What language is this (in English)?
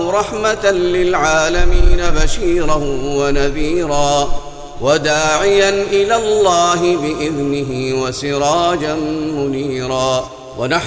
Arabic